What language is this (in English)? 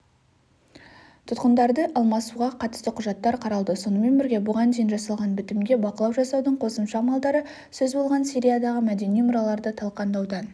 Kazakh